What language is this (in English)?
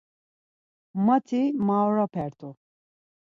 Laz